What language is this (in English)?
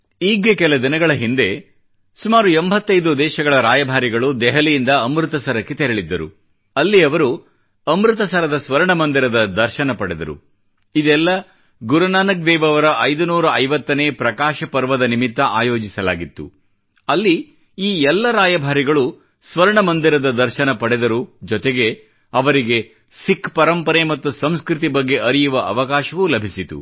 Kannada